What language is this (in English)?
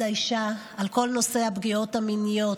Hebrew